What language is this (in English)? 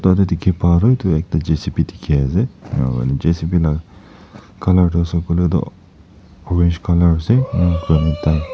Naga Pidgin